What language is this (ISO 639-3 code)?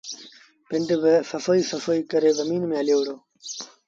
sbn